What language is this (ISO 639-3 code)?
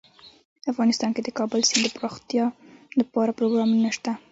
pus